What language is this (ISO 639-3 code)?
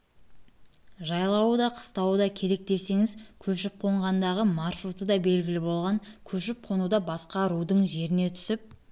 kaz